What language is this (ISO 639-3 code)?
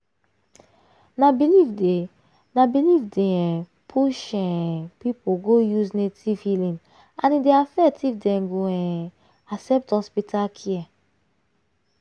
pcm